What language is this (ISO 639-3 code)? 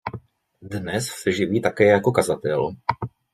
ces